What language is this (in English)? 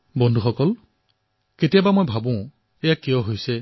Assamese